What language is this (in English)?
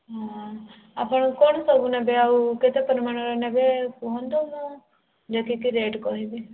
Odia